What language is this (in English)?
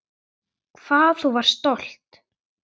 Icelandic